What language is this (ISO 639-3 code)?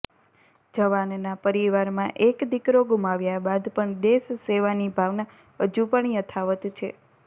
guj